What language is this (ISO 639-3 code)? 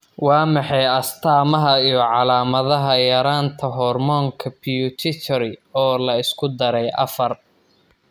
som